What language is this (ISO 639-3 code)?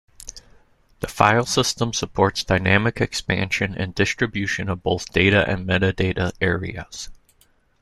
eng